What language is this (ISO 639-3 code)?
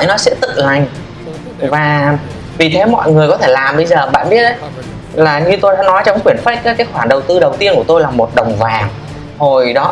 vie